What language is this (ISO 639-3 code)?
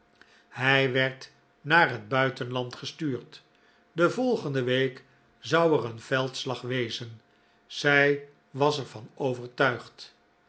nld